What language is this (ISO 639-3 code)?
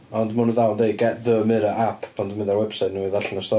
cym